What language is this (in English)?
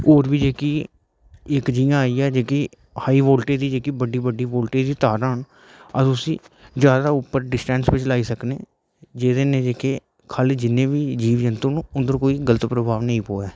Dogri